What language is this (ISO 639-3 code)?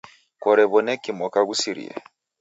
dav